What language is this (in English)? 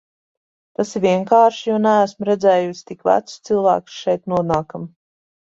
Latvian